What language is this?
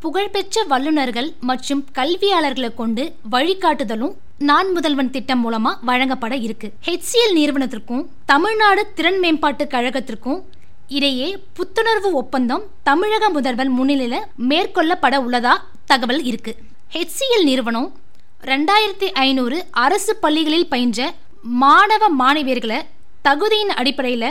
Tamil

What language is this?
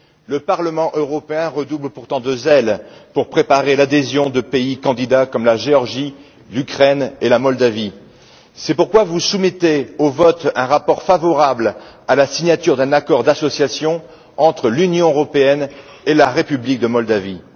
French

